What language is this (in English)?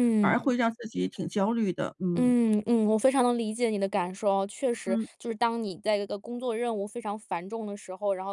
Chinese